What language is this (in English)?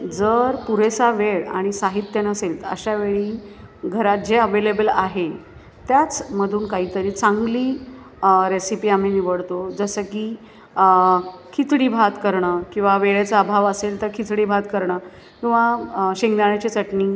Marathi